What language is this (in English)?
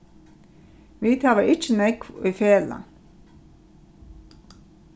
Faroese